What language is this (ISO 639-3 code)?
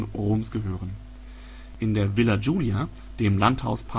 deu